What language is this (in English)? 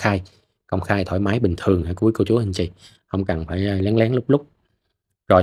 Vietnamese